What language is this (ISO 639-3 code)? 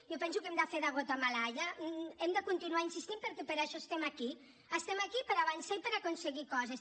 cat